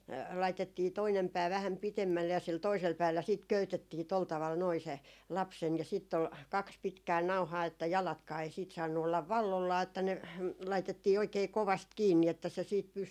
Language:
Finnish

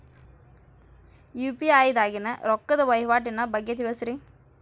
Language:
Kannada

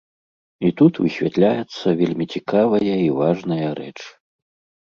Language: Belarusian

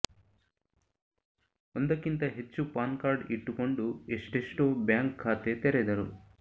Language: Kannada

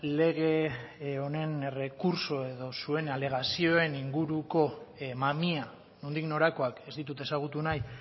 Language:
Basque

